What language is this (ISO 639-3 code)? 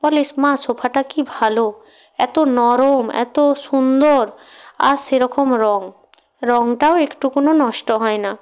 ben